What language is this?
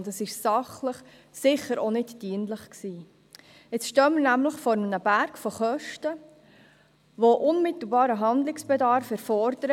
Swiss German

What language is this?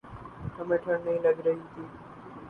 Urdu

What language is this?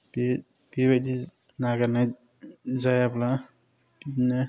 Bodo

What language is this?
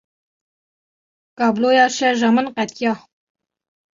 Kurdish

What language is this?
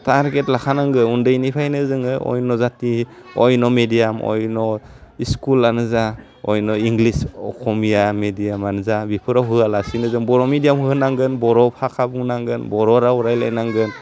Bodo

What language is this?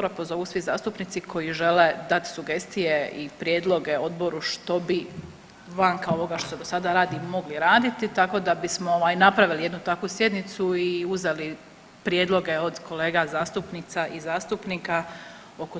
Croatian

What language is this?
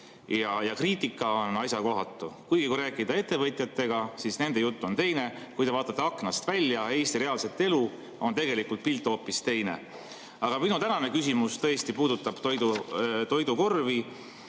Estonian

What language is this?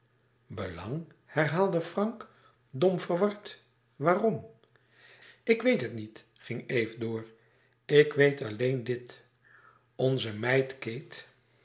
Dutch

